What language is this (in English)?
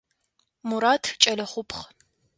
Adyghe